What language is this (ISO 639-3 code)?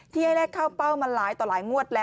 tha